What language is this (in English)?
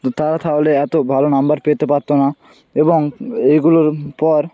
Bangla